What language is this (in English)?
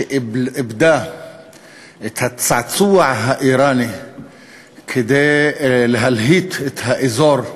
Hebrew